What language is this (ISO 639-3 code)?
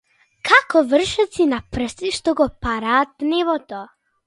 mkd